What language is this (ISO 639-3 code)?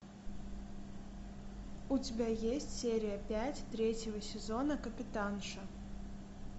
rus